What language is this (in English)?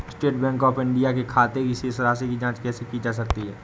Hindi